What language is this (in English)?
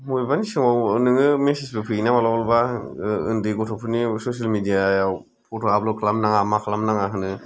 Bodo